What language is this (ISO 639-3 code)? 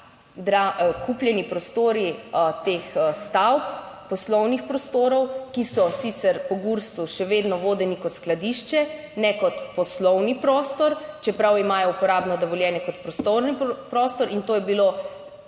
slv